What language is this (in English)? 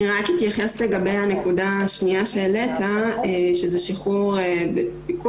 Hebrew